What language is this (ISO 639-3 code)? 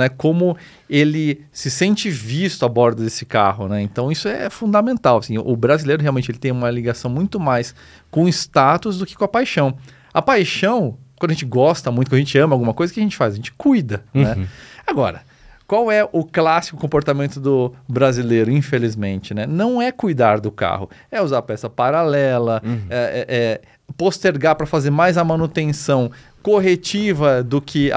por